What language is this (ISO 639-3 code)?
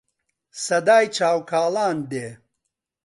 ckb